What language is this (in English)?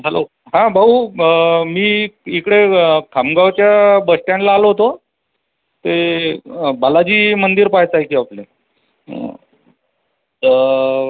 Marathi